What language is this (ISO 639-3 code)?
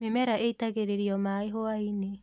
kik